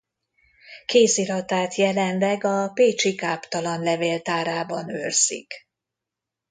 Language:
Hungarian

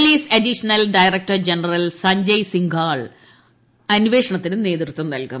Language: Malayalam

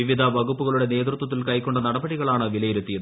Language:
Malayalam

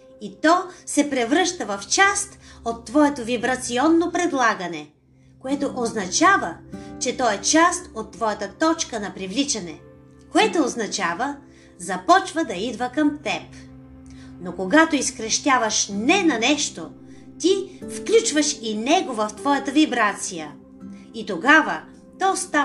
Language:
Bulgarian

